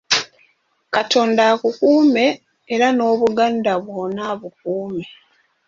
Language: Ganda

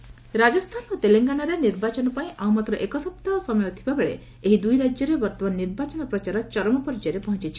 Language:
Odia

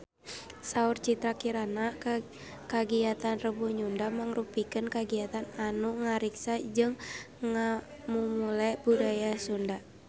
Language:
Sundanese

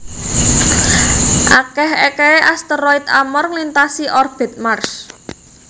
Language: Javanese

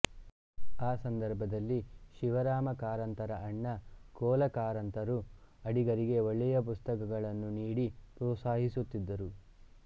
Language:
Kannada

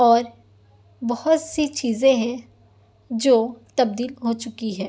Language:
Urdu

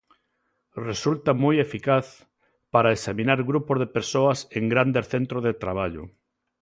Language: Galician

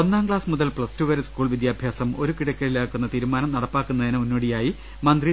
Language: Malayalam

